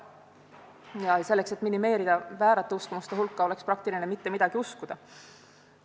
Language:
Estonian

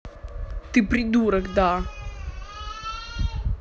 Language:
Russian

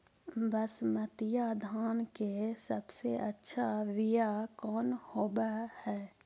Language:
Magahi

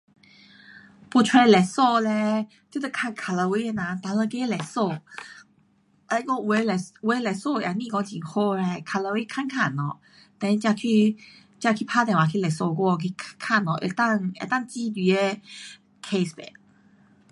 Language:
Pu-Xian Chinese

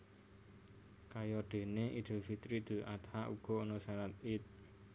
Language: Javanese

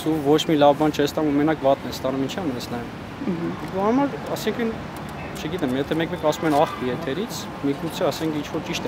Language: Turkish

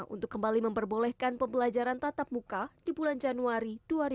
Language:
Indonesian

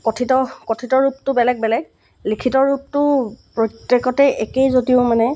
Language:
Assamese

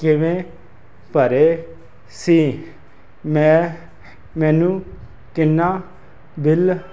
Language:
Punjabi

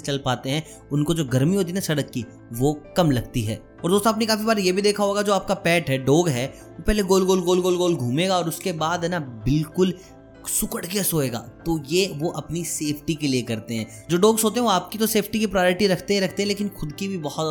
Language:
Hindi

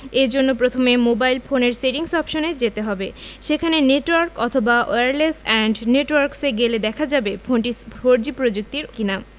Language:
Bangla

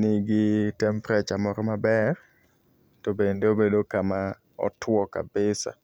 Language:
Luo (Kenya and Tanzania)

